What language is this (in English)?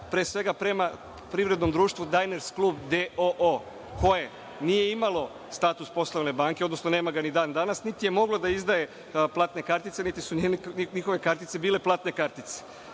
Serbian